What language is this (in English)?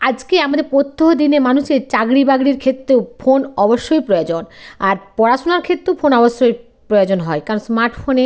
Bangla